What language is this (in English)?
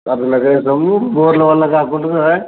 Telugu